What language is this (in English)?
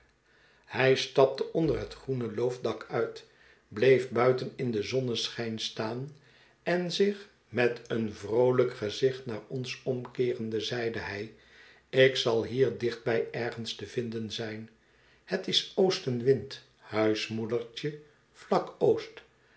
Dutch